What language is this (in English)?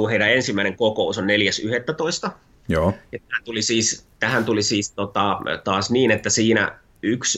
Finnish